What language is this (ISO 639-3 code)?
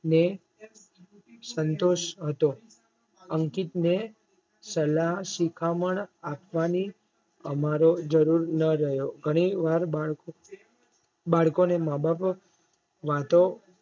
guj